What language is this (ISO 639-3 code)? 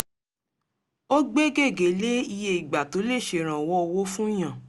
yor